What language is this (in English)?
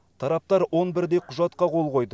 Kazakh